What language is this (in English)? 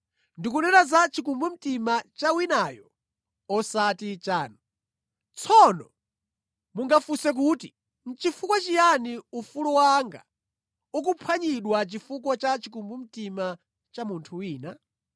Nyanja